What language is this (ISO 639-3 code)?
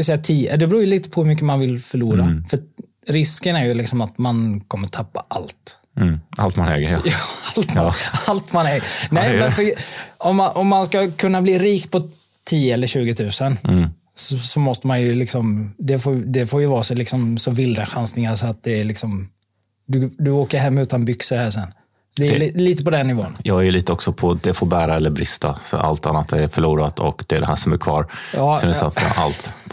swe